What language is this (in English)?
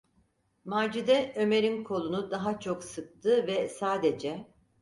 Turkish